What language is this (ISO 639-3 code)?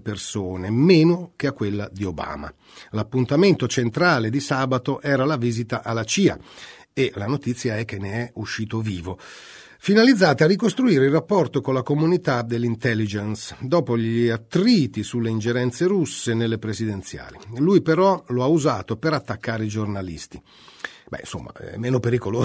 ita